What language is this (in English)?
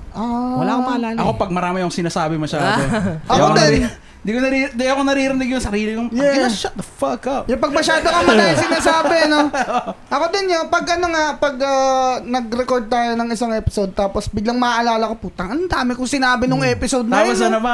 Filipino